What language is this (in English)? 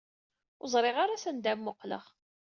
Kabyle